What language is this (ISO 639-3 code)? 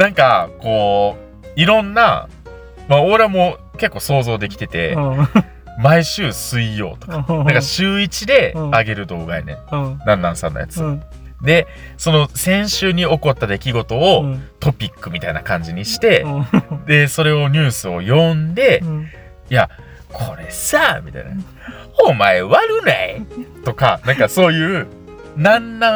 jpn